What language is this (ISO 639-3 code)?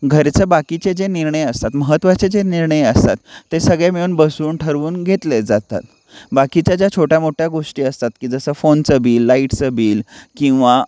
mar